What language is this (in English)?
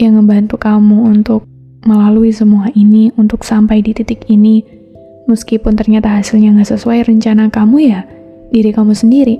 Indonesian